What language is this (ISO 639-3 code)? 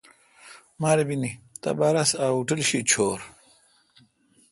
xka